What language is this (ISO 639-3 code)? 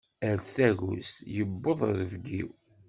kab